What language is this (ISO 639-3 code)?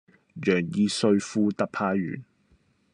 yue